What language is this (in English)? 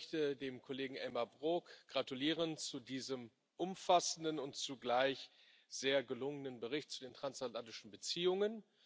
German